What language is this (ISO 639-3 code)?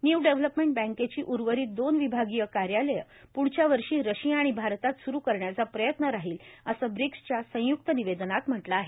mar